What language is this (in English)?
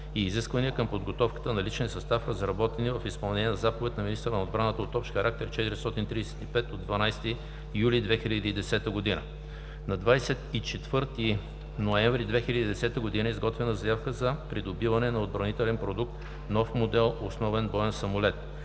Bulgarian